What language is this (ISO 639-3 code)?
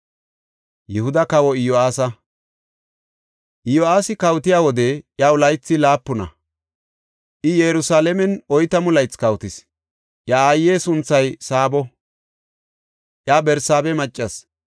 gof